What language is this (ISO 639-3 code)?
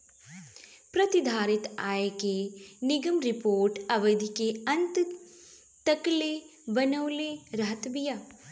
bho